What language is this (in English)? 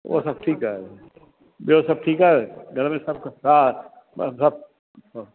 Sindhi